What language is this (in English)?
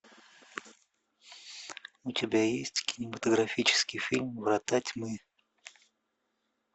Russian